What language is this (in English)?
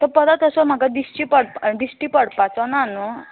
Konkani